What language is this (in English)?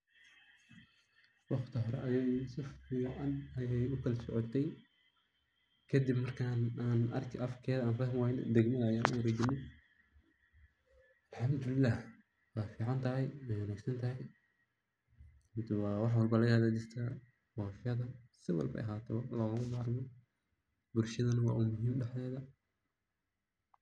Somali